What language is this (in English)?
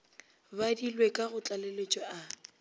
Northern Sotho